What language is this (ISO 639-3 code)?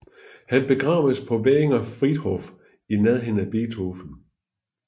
dan